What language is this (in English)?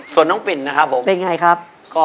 Thai